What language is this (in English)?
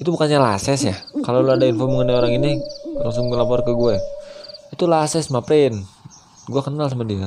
Indonesian